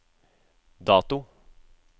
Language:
Norwegian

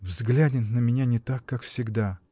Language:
Russian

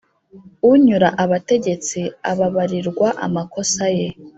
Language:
Kinyarwanda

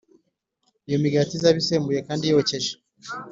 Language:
Kinyarwanda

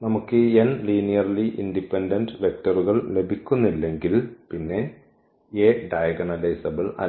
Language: Malayalam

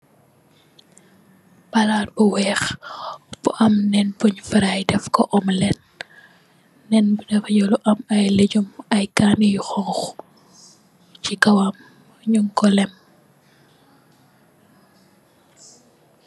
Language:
Wolof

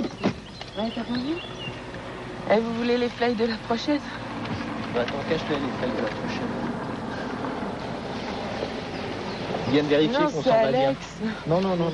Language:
French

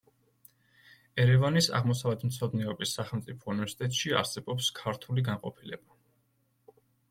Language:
Georgian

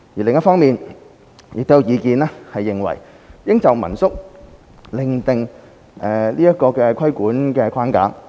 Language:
Cantonese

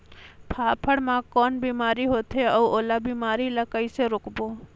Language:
Chhattisgarhi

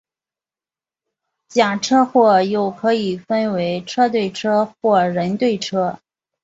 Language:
Chinese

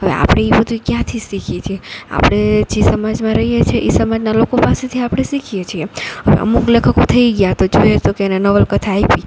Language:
Gujarati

